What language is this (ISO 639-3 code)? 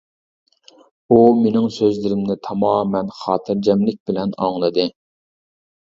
uig